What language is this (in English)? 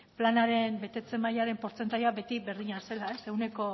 Basque